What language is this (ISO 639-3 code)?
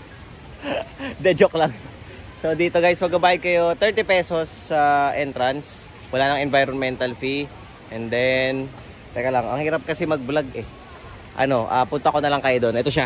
fil